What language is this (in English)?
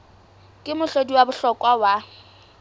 Southern Sotho